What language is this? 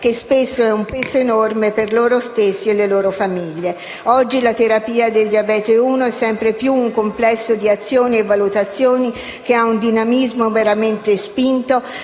Italian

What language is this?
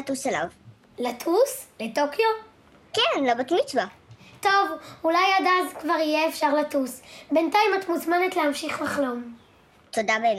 Hebrew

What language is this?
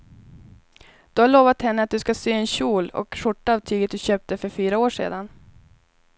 Swedish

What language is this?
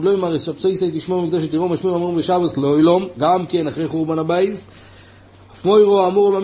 Hebrew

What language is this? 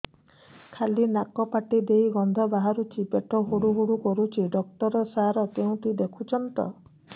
Odia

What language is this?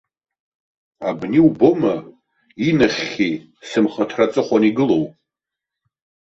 Abkhazian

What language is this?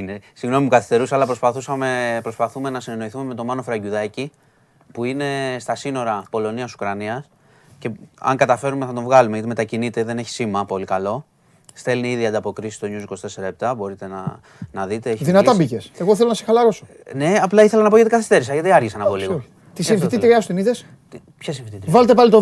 Greek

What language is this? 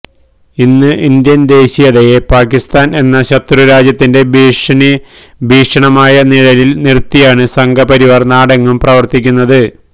Malayalam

